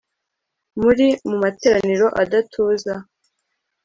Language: Kinyarwanda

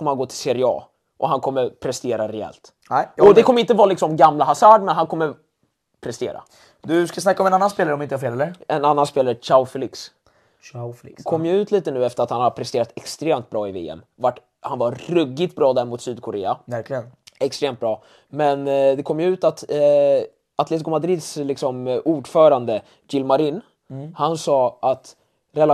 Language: Swedish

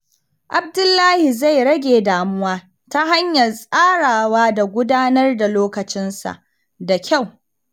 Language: Hausa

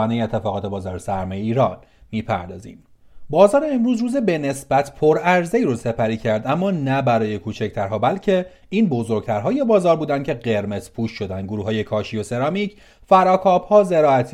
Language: Persian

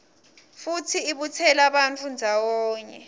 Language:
Swati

